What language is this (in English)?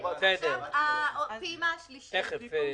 Hebrew